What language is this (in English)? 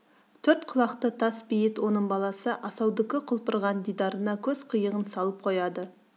Kazakh